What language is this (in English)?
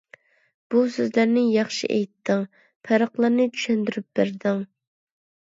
Uyghur